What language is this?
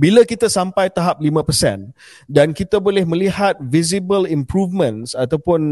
Malay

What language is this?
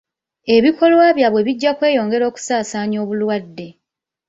Ganda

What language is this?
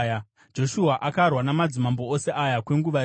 Shona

